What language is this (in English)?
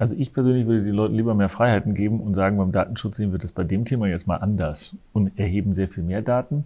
German